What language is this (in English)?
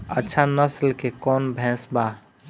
Bhojpuri